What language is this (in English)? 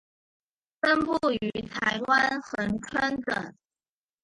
Chinese